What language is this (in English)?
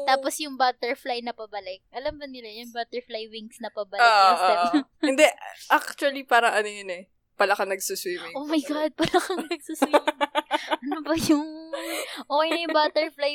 Filipino